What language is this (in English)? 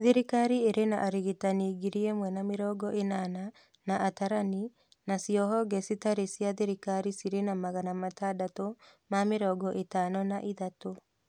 Kikuyu